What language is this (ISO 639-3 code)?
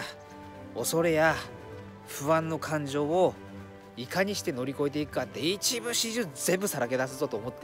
jpn